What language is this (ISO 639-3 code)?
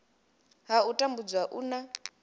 ven